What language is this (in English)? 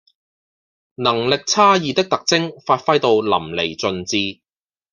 Cantonese